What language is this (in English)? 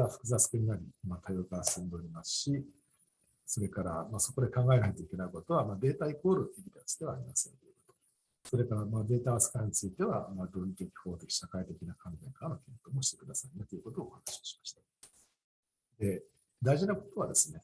Japanese